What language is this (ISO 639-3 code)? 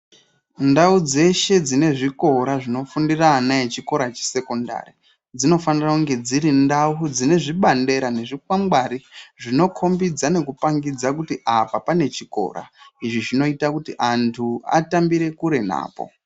ndc